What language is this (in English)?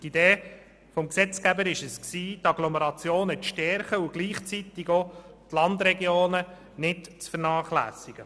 Swiss German